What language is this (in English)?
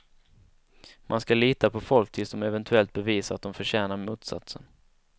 Swedish